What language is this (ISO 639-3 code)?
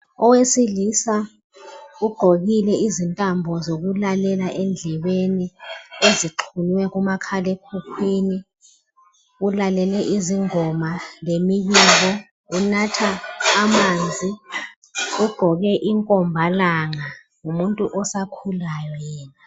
nde